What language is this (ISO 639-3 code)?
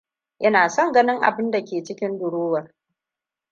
hau